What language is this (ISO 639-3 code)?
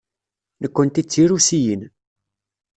kab